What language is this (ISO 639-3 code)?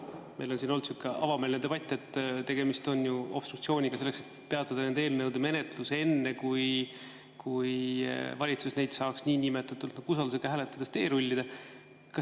est